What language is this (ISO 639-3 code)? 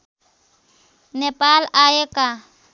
nep